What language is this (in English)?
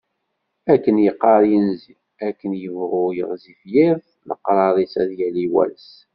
Kabyle